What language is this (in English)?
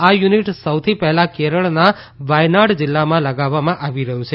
Gujarati